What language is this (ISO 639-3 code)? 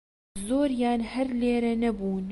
ckb